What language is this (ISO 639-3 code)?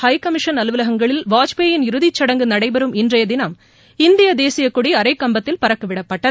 tam